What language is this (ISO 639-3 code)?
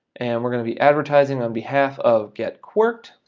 eng